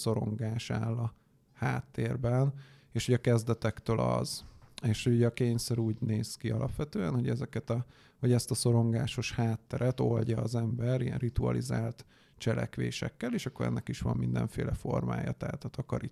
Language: Hungarian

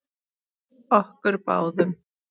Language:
Icelandic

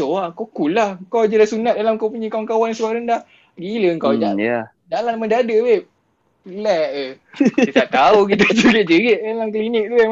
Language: Malay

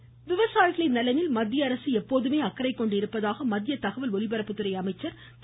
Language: Tamil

